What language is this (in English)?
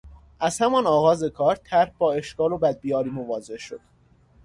Persian